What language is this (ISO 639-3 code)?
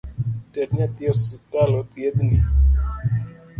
luo